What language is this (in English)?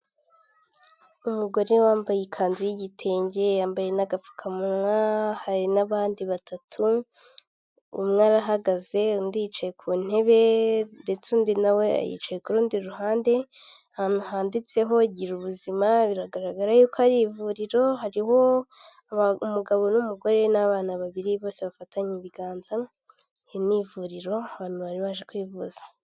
Kinyarwanda